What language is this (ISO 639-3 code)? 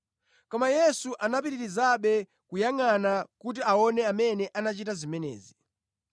nya